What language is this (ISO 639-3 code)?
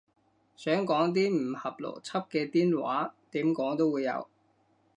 yue